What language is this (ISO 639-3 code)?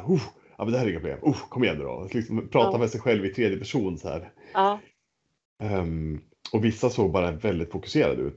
swe